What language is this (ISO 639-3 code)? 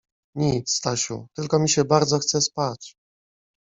pol